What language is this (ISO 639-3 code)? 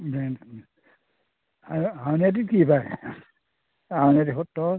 asm